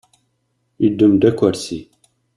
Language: Kabyle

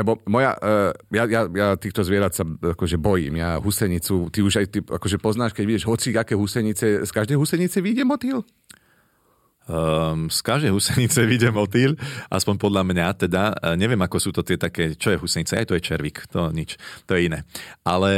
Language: Slovak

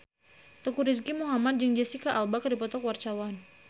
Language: Sundanese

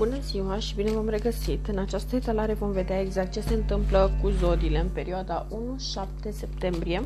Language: Romanian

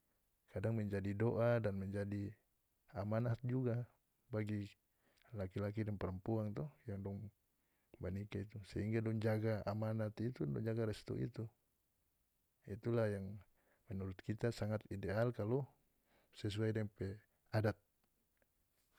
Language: North Moluccan Malay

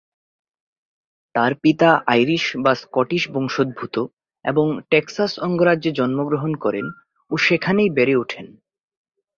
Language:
Bangla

